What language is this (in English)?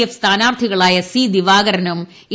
Malayalam